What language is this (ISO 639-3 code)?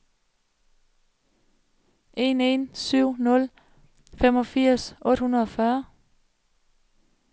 dan